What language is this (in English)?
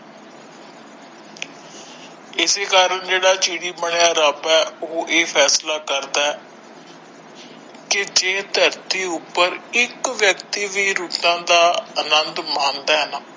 Punjabi